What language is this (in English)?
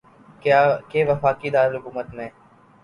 Urdu